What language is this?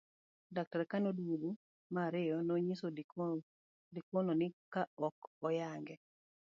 Luo (Kenya and Tanzania)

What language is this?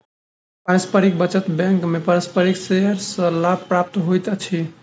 Maithili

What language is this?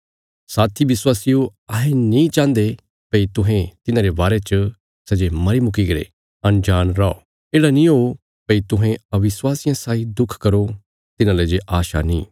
Bilaspuri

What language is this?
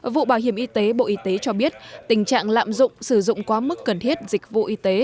Vietnamese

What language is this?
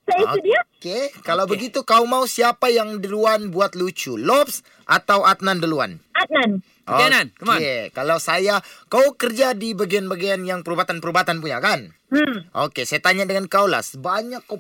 Malay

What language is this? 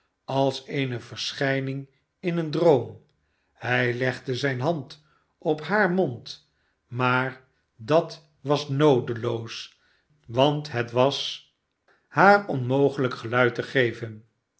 Dutch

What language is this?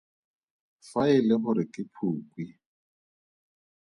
Tswana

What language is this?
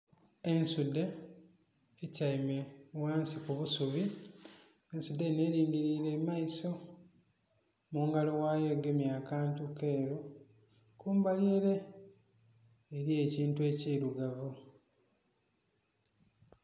Soga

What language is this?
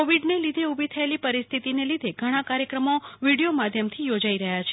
Gujarati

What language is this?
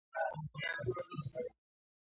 Georgian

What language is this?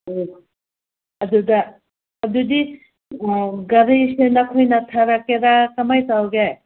Manipuri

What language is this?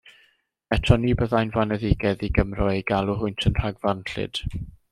Welsh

